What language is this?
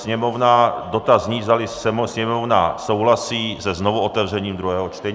Czech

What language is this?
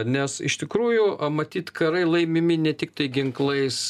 Lithuanian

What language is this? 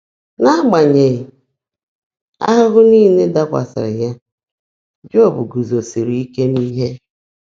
Igbo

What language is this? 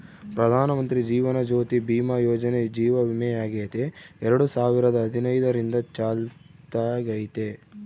Kannada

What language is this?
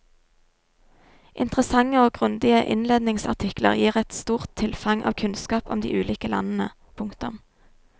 Norwegian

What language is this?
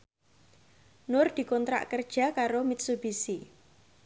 Javanese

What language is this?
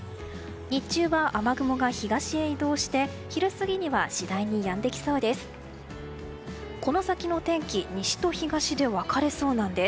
Japanese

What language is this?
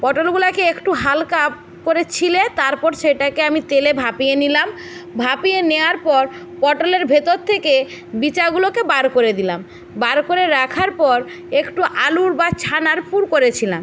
Bangla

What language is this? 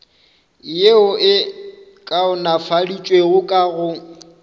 Northern Sotho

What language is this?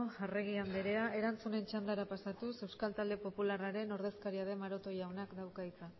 Basque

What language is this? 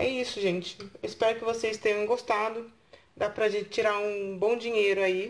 Portuguese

